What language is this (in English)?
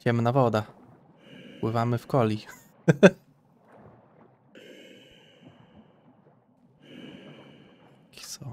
Polish